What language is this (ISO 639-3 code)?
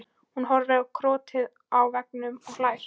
isl